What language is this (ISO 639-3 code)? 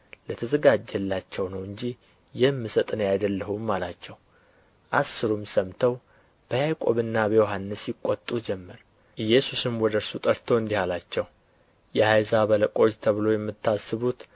amh